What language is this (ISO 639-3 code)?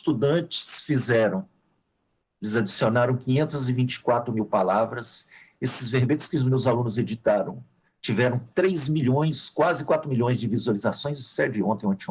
por